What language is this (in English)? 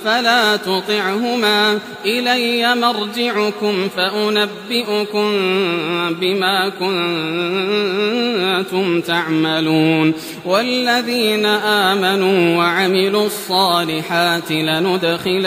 Arabic